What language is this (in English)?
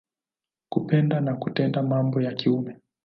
Swahili